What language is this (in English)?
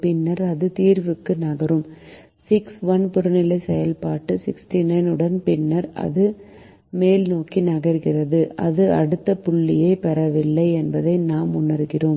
Tamil